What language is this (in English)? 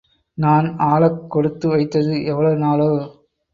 Tamil